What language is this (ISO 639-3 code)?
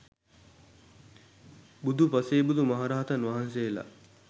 sin